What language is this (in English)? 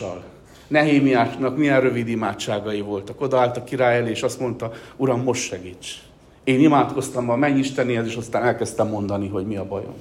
Hungarian